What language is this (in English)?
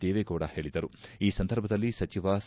Kannada